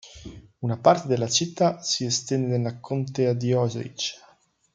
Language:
Italian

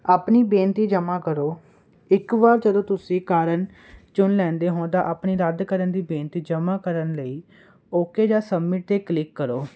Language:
Punjabi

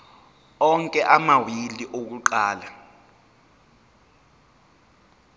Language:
Zulu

